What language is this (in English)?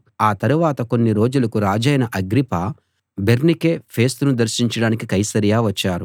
Telugu